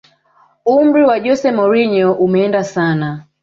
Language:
Swahili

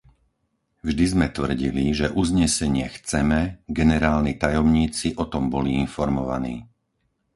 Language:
Slovak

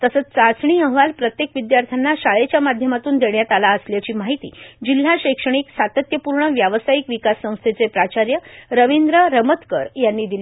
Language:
Marathi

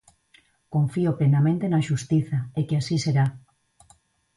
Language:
Galician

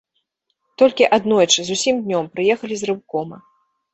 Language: Belarusian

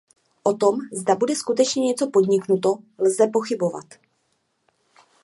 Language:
Czech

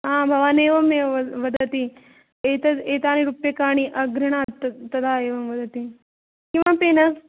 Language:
Sanskrit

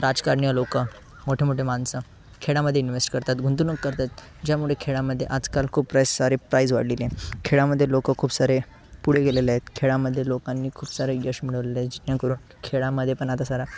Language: Marathi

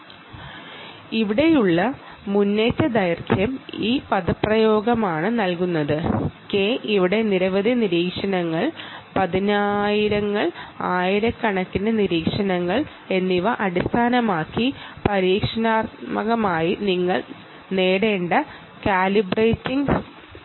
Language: Malayalam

